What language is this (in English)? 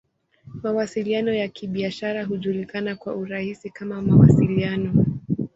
Swahili